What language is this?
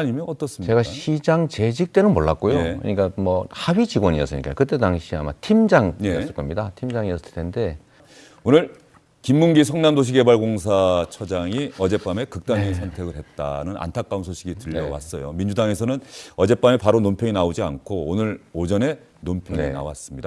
Korean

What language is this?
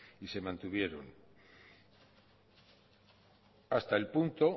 Spanish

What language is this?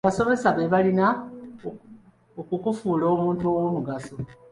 Ganda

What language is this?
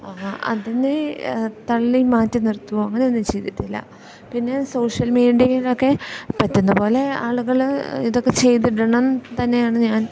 Malayalam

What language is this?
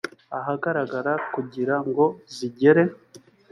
Kinyarwanda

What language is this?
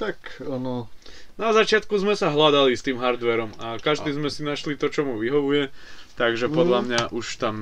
Slovak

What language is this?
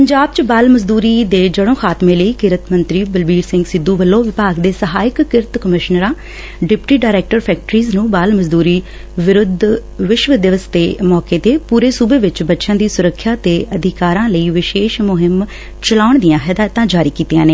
Punjabi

